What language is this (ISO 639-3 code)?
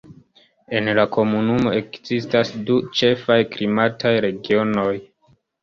epo